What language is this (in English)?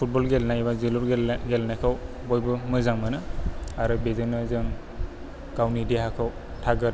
Bodo